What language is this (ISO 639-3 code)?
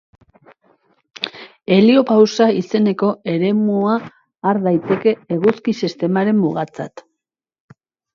eus